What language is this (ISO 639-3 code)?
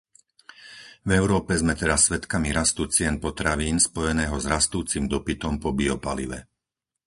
slk